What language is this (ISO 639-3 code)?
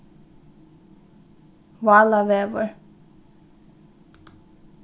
fao